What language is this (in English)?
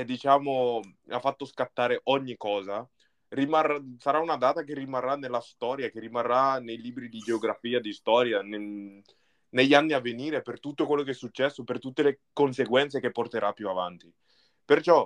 Italian